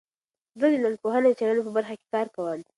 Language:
Pashto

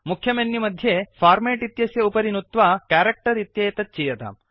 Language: Sanskrit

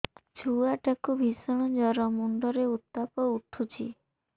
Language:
Odia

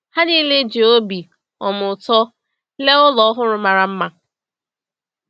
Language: Igbo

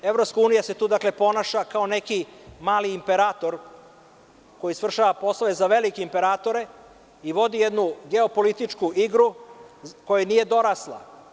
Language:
Serbian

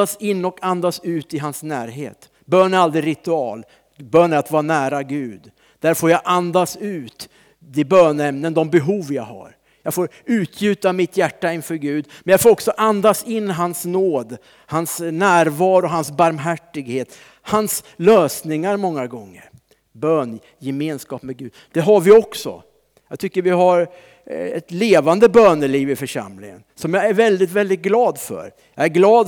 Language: Swedish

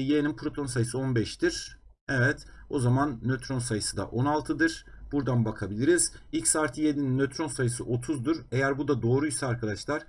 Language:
Turkish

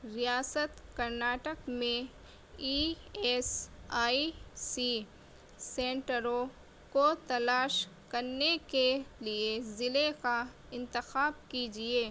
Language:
Urdu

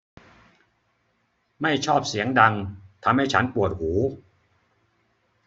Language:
Thai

